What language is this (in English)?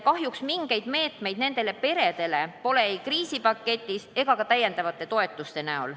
Estonian